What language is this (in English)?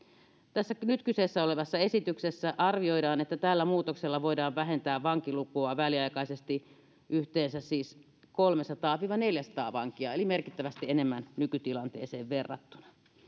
Finnish